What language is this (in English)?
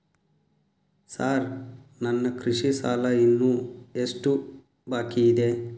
Kannada